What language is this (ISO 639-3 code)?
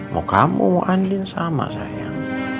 ind